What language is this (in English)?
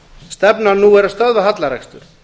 Icelandic